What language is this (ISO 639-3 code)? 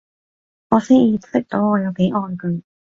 yue